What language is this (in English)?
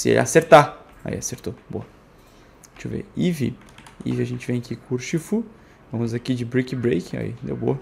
Portuguese